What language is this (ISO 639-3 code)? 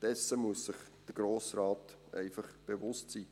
gsw